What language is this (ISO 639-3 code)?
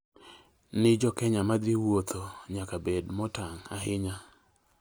luo